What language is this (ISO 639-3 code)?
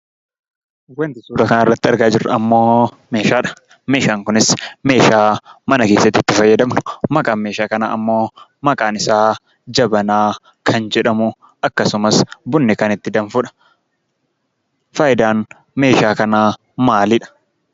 orm